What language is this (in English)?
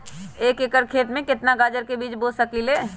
Magahi